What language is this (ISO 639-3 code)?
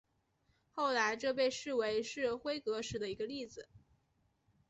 zho